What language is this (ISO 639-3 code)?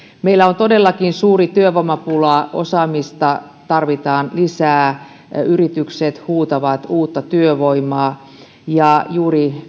fin